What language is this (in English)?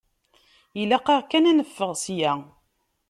Kabyle